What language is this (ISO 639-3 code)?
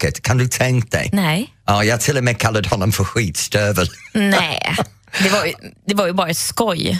swe